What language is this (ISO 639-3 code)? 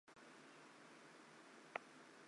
zho